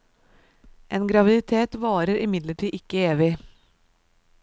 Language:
Norwegian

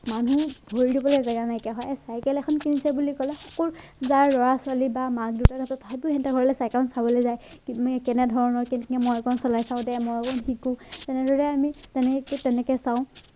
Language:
Assamese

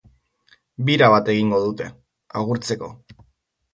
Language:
Basque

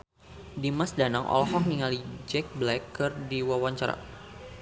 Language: Sundanese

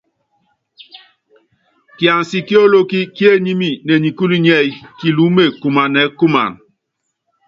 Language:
Yangben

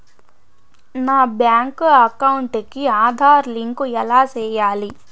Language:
Telugu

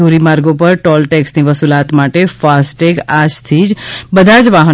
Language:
Gujarati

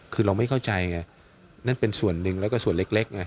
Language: Thai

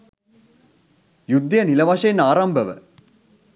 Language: Sinhala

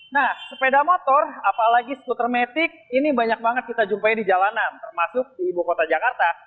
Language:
Indonesian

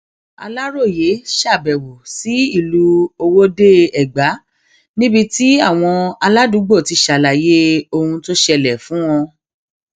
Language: Yoruba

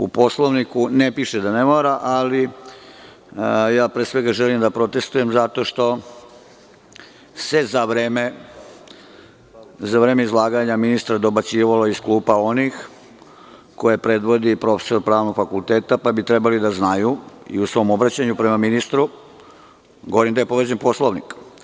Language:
Serbian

